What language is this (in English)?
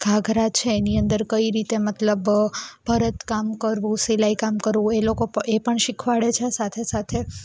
Gujarati